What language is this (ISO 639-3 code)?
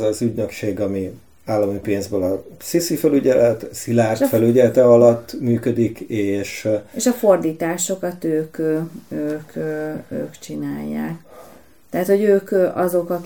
hun